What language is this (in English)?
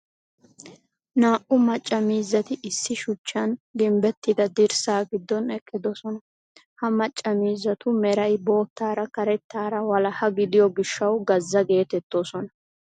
Wolaytta